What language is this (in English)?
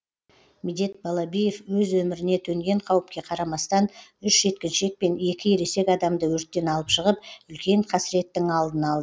Kazakh